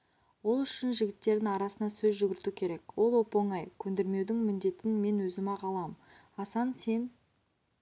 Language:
Kazakh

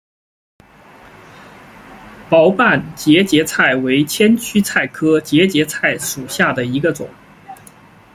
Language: Chinese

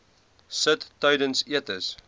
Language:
Afrikaans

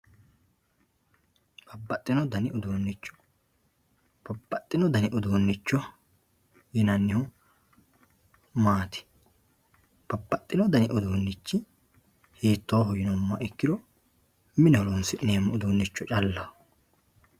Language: Sidamo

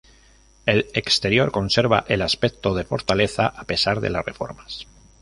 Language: Spanish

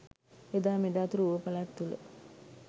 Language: Sinhala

